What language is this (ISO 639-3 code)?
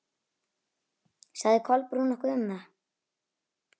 isl